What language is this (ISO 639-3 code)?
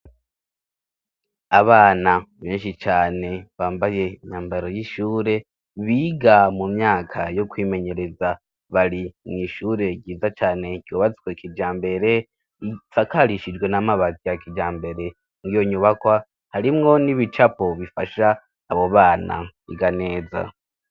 run